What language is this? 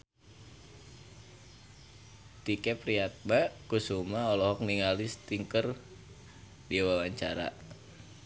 Sundanese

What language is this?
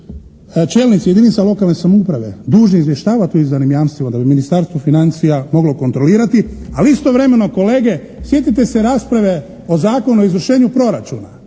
Croatian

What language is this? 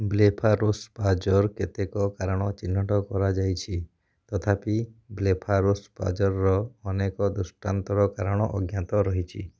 Odia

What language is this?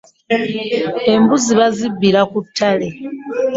Ganda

